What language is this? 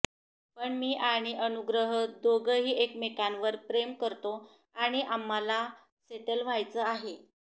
Marathi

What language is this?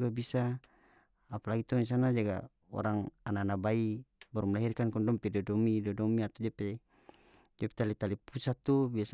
North Moluccan Malay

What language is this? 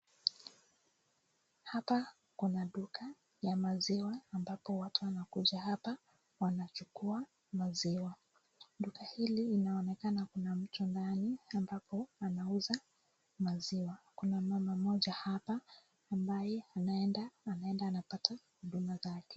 Swahili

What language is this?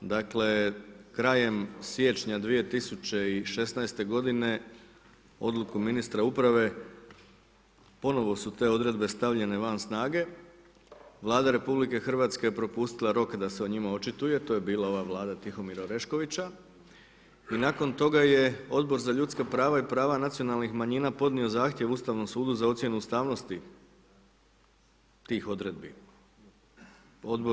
Croatian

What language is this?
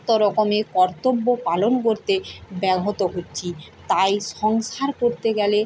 Bangla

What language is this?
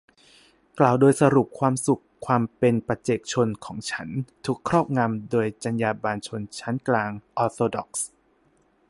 Thai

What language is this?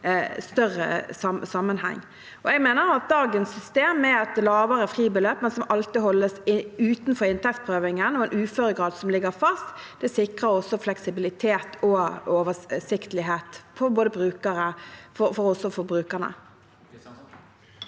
Norwegian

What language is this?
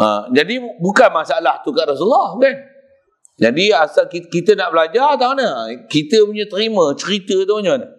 Malay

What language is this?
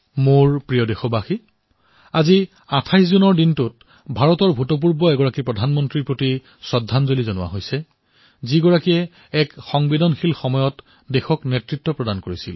Assamese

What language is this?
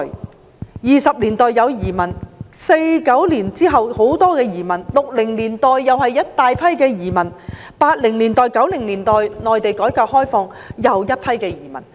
Cantonese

